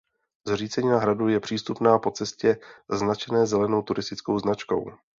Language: Czech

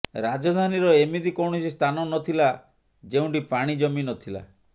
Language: Odia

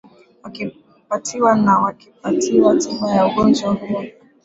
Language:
Swahili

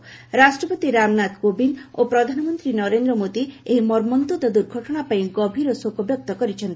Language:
Odia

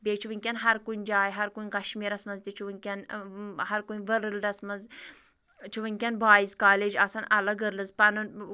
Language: Kashmiri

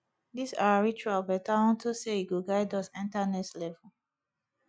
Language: Nigerian Pidgin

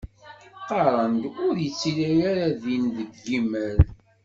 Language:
Kabyle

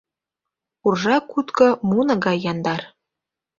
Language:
Mari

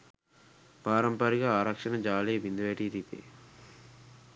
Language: Sinhala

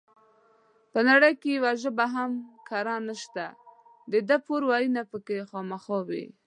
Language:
Pashto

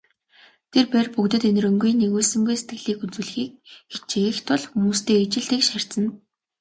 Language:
Mongolian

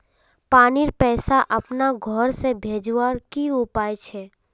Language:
Magahi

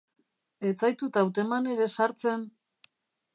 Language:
Basque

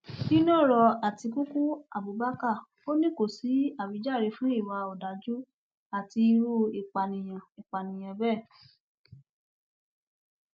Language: Yoruba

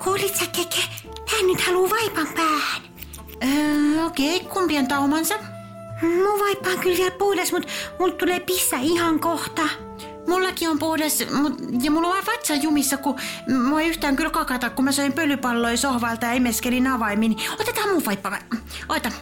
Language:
Finnish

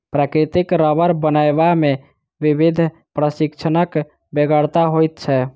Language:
Maithili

